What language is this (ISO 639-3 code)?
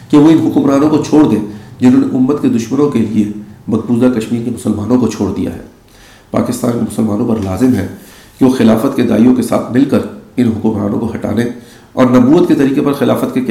urd